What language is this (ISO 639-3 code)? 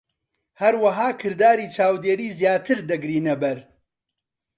ckb